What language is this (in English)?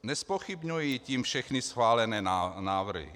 Czech